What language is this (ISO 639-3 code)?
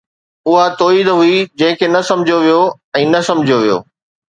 snd